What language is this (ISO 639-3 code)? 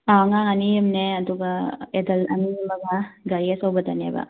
mni